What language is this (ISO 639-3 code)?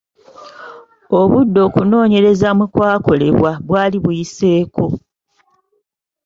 lug